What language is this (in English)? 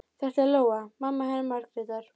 Icelandic